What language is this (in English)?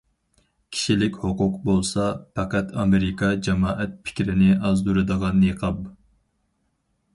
Uyghur